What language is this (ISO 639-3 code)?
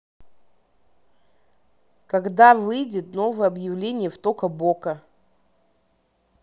rus